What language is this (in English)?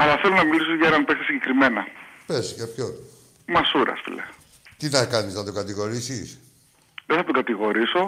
Greek